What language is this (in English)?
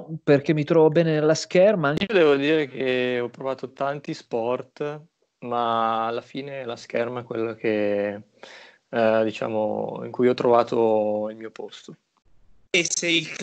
Italian